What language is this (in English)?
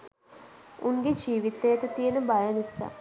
Sinhala